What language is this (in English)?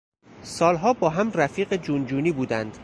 Persian